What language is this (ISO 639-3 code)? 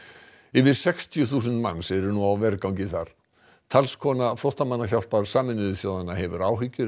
isl